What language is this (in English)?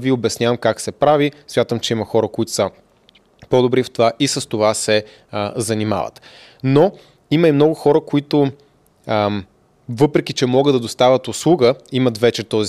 Bulgarian